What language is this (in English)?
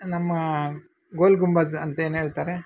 Kannada